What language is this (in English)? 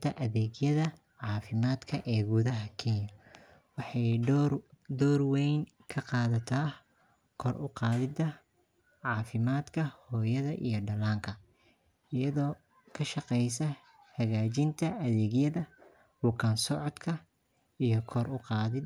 Somali